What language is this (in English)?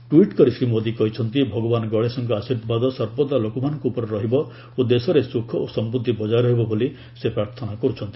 Odia